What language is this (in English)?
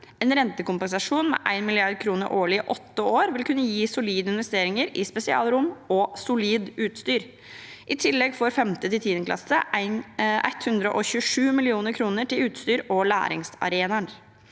Norwegian